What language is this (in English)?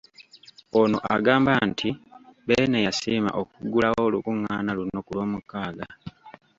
Ganda